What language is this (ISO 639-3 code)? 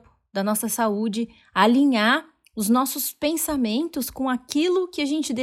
por